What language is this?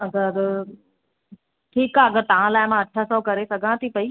Sindhi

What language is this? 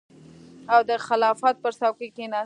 Pashto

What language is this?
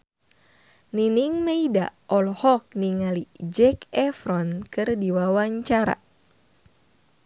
Sundanese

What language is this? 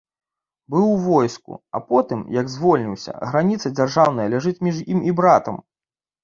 Belarusian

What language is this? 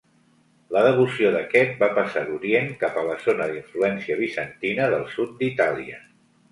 Catalan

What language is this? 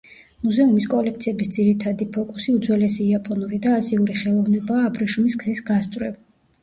Georgian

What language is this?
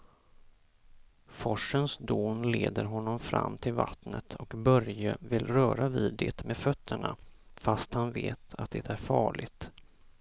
Swedish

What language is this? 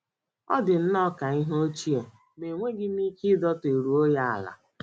Igbo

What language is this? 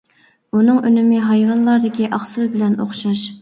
Uyghur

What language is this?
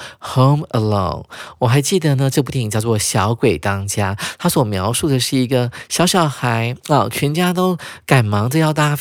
Chinese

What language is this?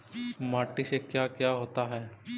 Magahi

